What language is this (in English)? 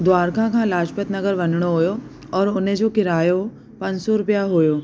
Sindhi